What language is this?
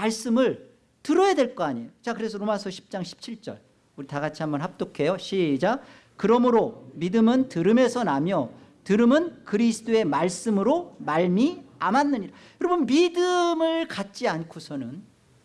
Korean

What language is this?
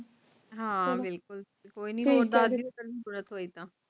Punjabi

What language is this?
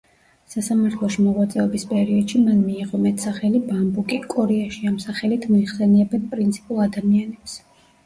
Georgian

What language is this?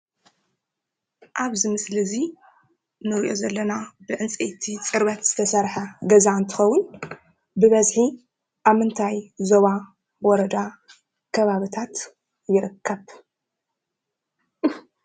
Tigrinya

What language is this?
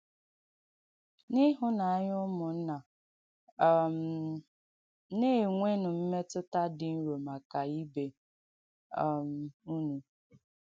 Igbo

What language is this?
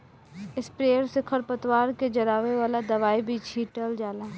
Bhojpuri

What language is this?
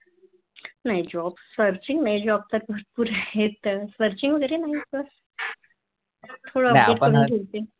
Marathi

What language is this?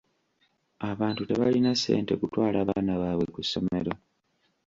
Ganda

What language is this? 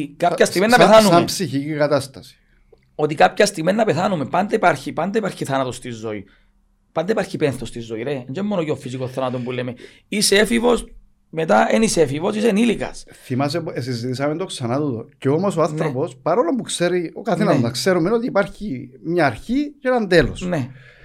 Greek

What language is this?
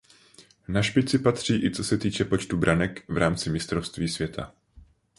Czech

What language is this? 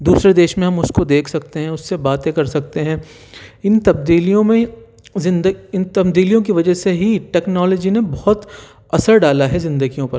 Urdu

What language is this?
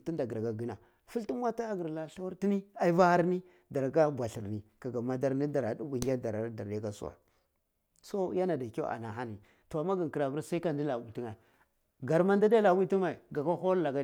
Cibak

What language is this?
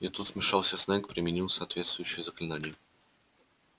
Russian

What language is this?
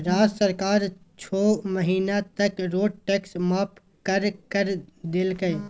Magahi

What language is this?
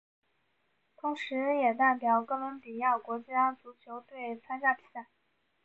Chinese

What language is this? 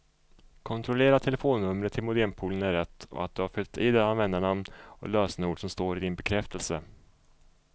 Swedish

